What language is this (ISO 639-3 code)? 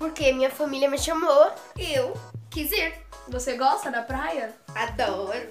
por